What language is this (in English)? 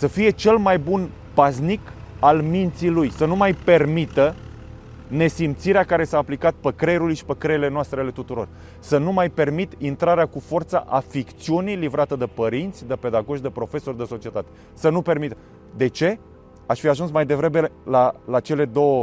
Romanian